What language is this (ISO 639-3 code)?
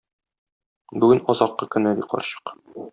tat